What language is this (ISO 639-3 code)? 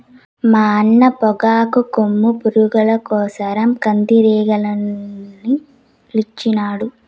tel